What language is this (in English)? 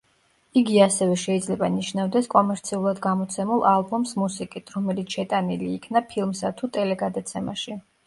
Georgian